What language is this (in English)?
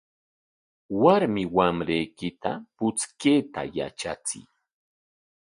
Corongo Ancash Quechua